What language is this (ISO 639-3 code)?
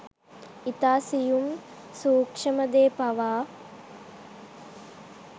sin